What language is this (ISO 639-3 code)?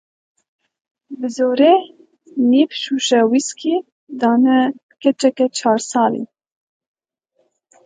kur